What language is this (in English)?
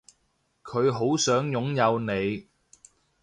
Cantonese